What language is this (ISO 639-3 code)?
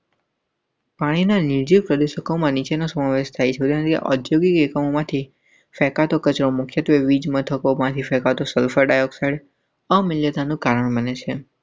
guj